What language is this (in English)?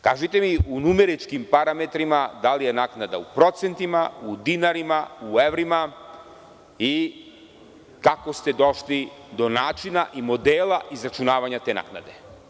Serbian